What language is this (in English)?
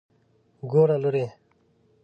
Pashto